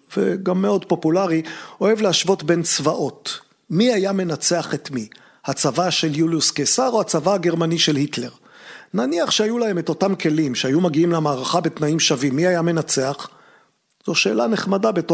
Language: Hebrew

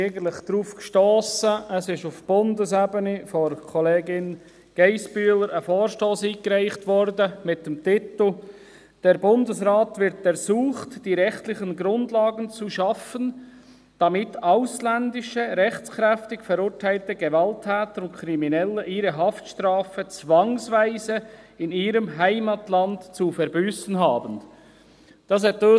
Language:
Swiss German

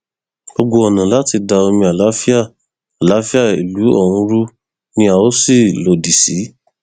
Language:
Yoruba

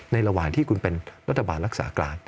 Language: Thai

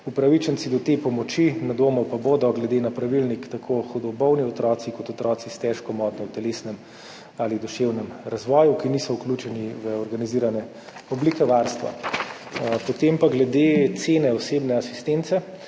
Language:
Slovenian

